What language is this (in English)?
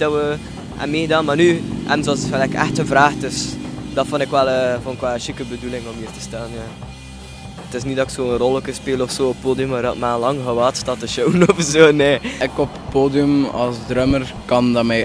Dutch